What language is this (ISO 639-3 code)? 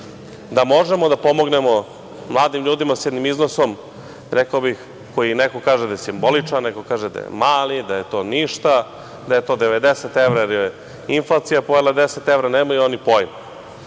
srp